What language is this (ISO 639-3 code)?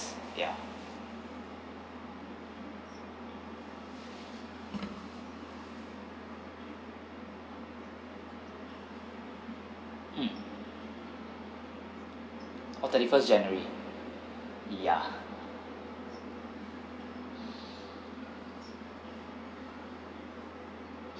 eng